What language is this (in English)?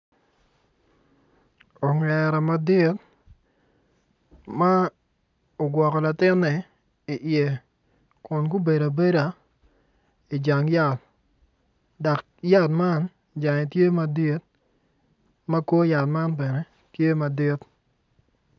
Acoli